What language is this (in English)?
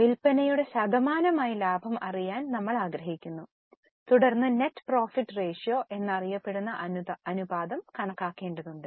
Malayalam